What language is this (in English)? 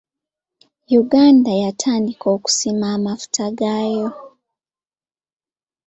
Ganda